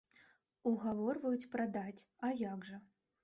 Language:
Belarusian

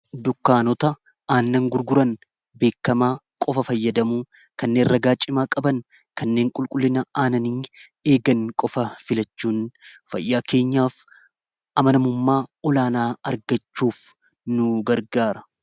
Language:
Oromo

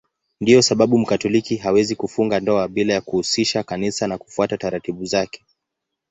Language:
Swahili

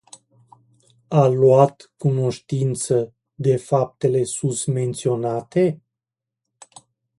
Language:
Romanian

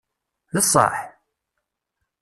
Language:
Kabyle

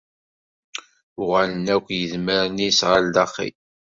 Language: Kabyle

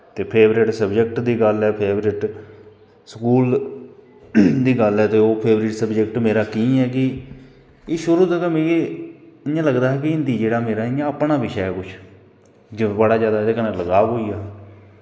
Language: Dogri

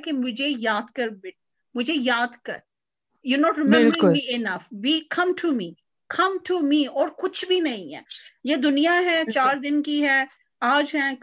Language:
Punjabi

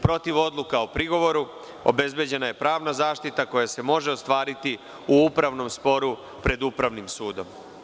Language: Serbian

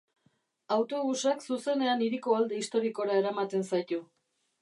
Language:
Basque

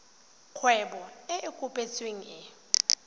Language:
Tswana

